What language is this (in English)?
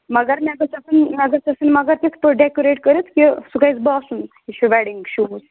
Kashmiri